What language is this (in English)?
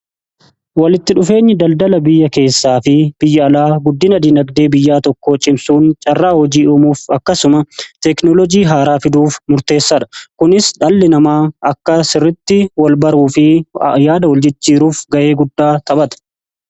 Oromo